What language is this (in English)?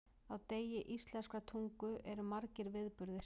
Icelandic